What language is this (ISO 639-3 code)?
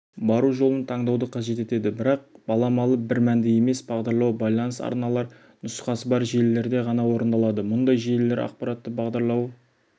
kaz